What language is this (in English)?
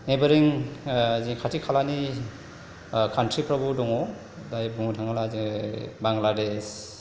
Bodo